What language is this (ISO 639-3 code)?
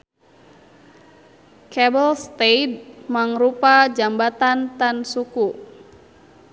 sun